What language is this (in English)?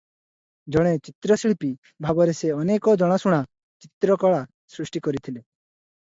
Odia